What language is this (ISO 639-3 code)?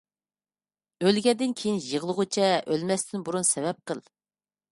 uig